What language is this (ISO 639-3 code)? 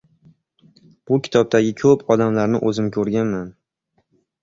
uzb